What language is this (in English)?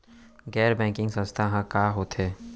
Chhattisgarhi